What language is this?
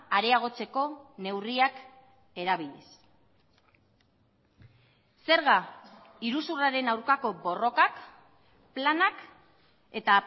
Basque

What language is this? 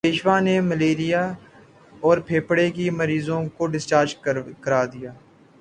Urdu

